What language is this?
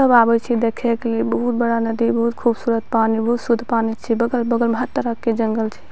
Maithili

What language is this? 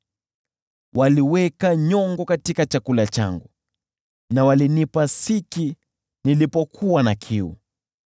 Swahili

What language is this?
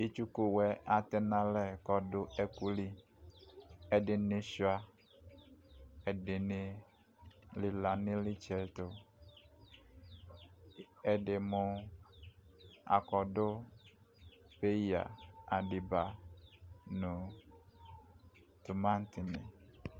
Ikposo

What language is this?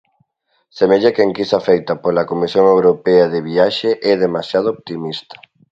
Galician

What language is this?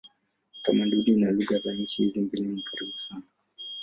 Swahili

